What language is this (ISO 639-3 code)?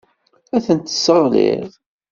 kab